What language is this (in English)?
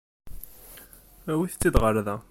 Kabyle